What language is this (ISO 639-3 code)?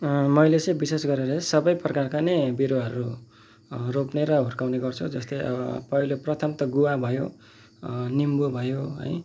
nep